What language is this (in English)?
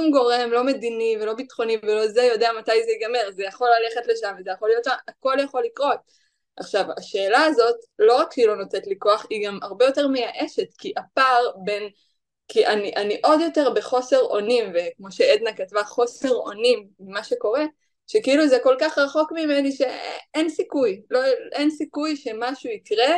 Hebrew